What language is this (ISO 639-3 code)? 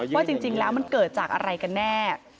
tha